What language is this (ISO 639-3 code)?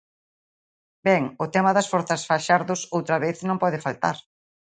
glg